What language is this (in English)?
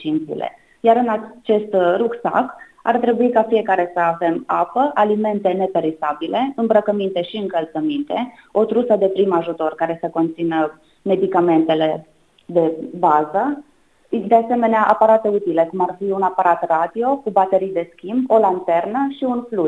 Romanian